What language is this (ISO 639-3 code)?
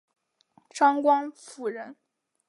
zho